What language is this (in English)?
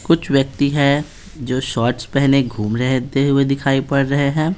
Hindi